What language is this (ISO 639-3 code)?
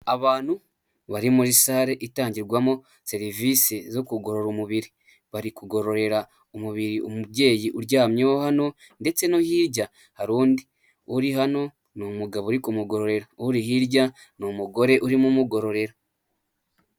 kin